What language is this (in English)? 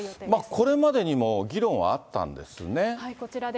Japanese